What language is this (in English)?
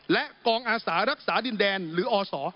Thai